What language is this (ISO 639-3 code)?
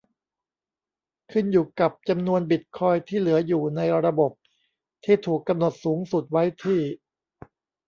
tha